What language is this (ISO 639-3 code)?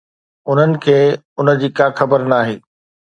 snd